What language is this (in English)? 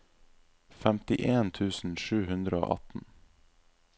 Norwegian